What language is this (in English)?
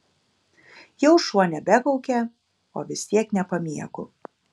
Lithuanian